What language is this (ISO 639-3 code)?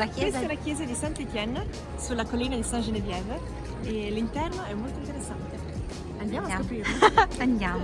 ita